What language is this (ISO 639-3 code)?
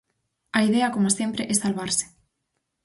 glg